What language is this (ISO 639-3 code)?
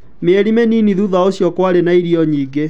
kik